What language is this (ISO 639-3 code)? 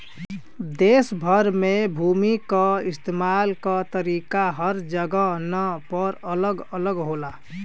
bho